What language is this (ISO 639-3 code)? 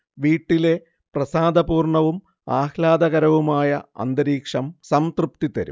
mal